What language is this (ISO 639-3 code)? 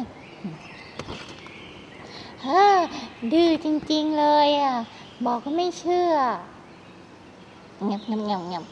tha